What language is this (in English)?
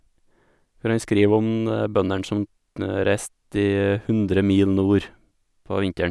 Norwegian